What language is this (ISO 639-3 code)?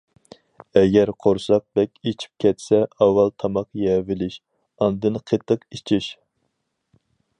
uig